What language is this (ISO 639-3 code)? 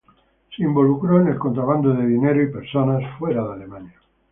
spa